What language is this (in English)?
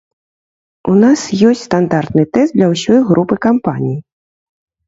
Belarusian